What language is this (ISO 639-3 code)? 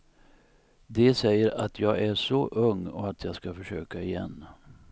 swe